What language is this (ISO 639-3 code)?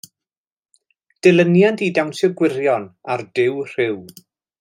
cym